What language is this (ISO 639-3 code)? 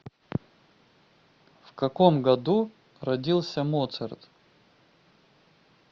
rus